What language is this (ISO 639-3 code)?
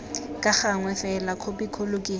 tsn